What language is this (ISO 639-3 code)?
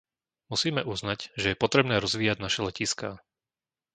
slk